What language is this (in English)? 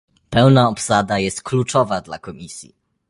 Polish